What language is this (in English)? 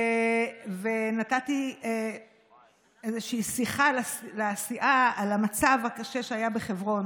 Hebrew